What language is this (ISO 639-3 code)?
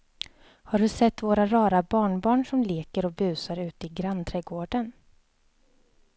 swe